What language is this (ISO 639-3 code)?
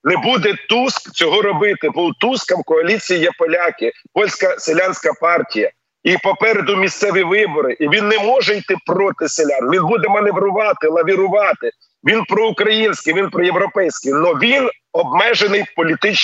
ukr